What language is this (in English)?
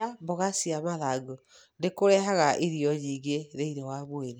Kikuyu